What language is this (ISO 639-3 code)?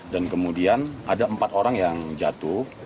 ind